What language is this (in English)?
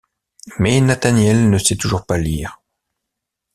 French